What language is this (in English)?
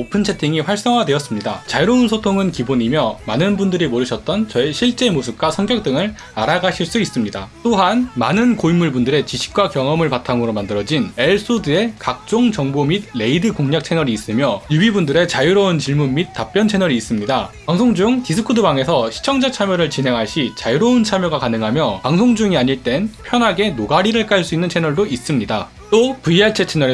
Korean